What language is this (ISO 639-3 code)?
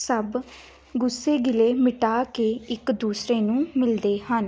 pan